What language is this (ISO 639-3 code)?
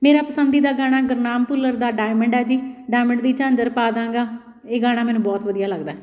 pan